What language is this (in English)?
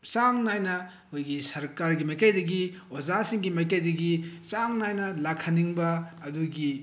Manipuri